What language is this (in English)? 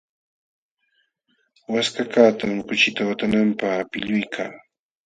Jauja Wanca Quechua